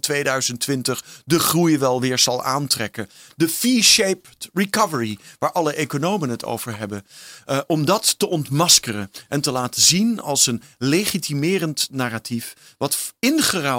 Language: Dutch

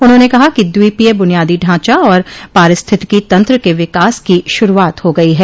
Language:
Hindi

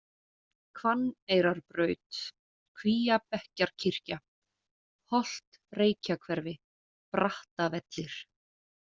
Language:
Icelandic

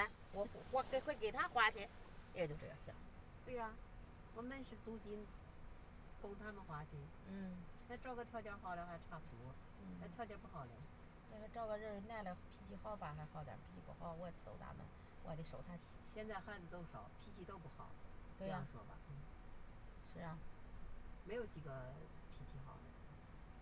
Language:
Chinese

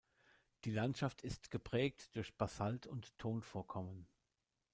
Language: German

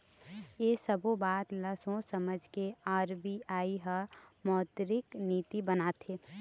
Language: Chhattisgarhi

